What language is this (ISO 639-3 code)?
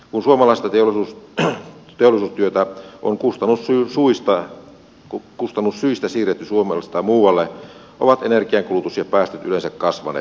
fin